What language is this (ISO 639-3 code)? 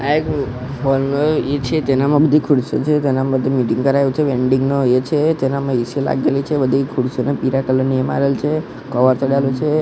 guj